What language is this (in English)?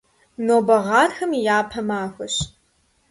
Kabardian